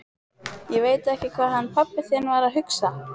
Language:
Icelandic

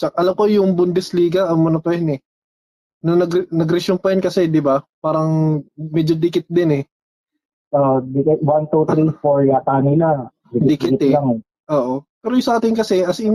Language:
Filipino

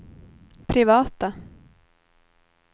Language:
Swedish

